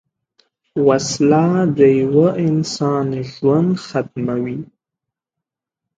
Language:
Pashto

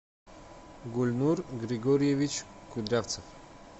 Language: Russian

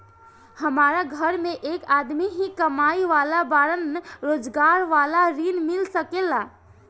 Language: Bhojpuri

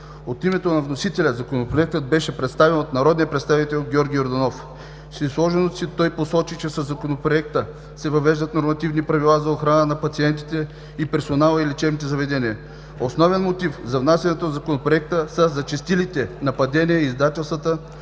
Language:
Bulgarian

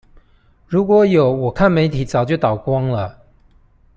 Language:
Chinese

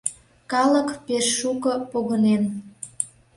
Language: Mari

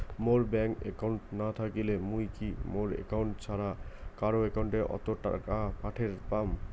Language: Bangla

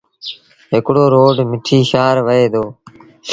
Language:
Sindhi Bhil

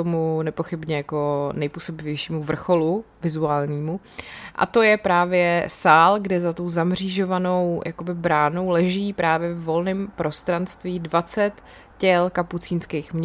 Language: Czech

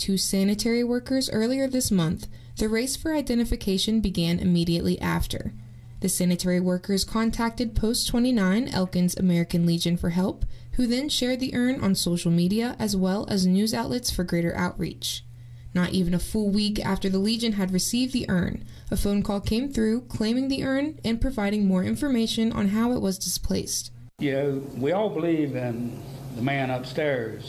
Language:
English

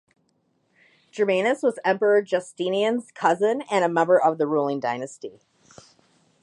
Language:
English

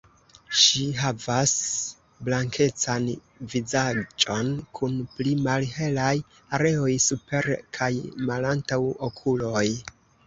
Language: Esperanto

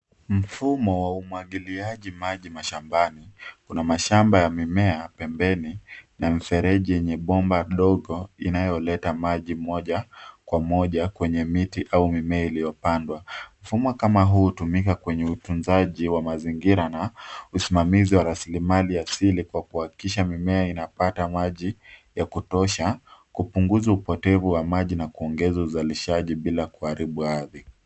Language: Swahili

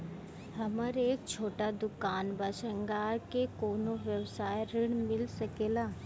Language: Bhojpuri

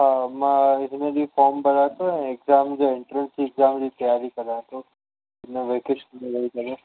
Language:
Sindhi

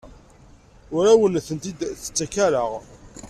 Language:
Kabyle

